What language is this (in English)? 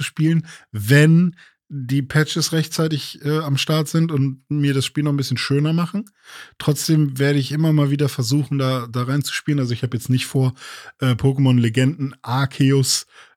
German